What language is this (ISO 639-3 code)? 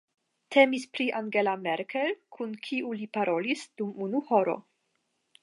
epo